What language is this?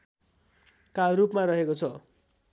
Nepali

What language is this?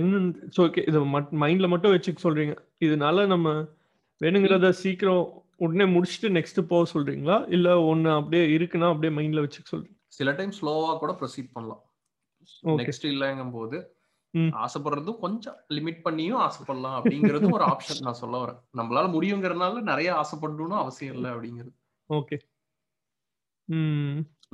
Tamil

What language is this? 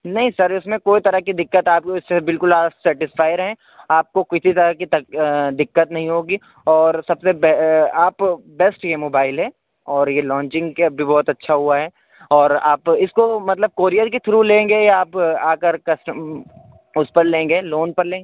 Urdu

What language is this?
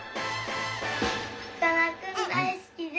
Japanese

